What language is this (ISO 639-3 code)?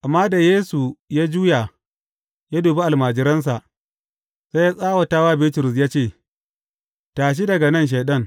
hau